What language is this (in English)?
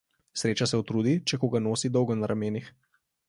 Slovenian